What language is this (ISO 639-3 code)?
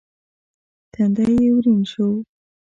pus